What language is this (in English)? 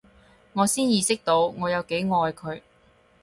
Cantonese